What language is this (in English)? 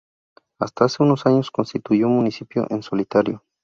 Spanish